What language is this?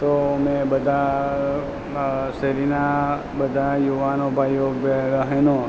Gujarati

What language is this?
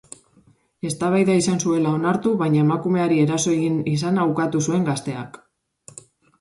Basque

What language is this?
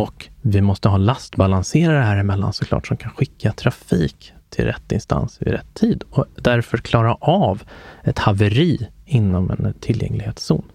Swedish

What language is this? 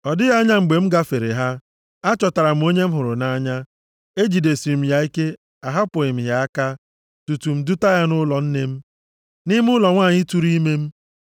Igbo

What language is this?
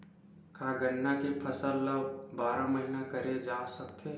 Chhattisgarhi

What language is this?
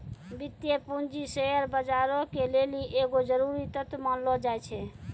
Maithili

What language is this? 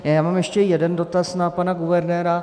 Czech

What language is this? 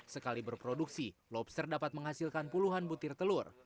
Indonesian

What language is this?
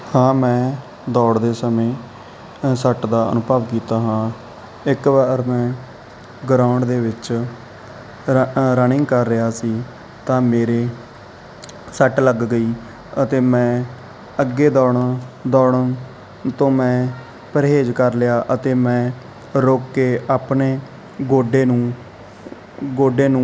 Punjabi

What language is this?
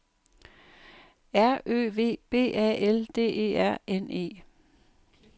Danish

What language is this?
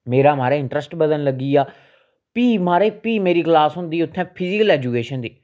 Dogri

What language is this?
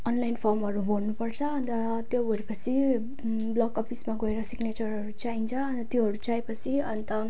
Nepali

